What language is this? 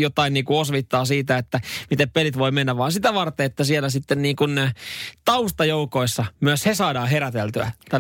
Finnish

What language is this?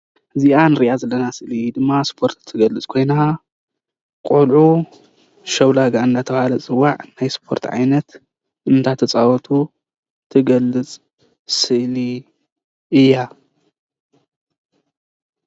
Tigrinya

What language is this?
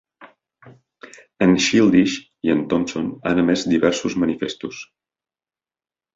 Catalan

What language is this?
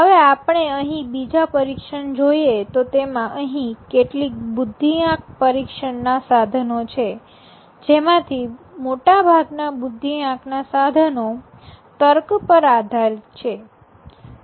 Gujarati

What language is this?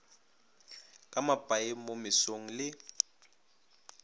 Northern Sotho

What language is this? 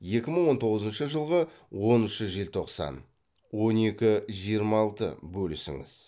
Kazakh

